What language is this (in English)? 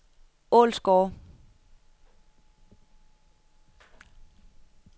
Danish